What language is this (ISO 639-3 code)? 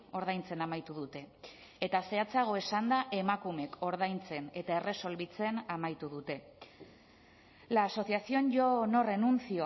eus